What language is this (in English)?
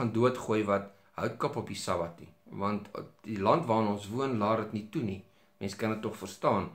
Dutch